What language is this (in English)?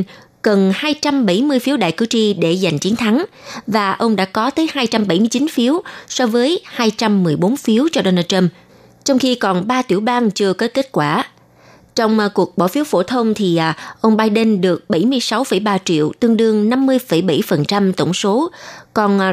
Vietnamese